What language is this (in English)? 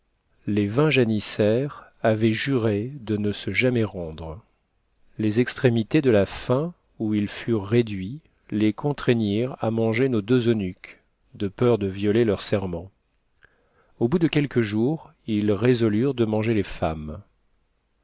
French